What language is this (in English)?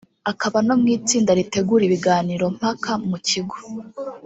Kinyarwanda